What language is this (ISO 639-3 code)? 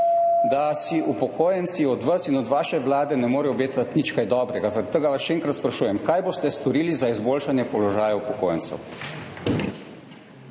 slv